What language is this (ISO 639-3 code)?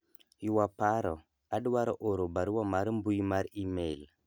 luo